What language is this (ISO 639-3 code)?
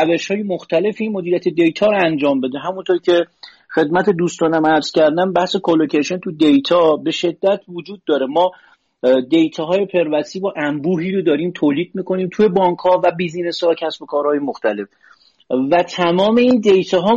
fas